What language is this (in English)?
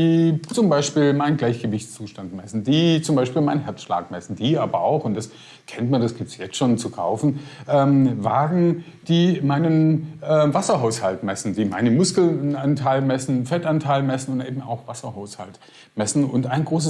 German